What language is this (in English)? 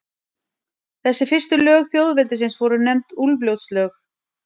Icelandic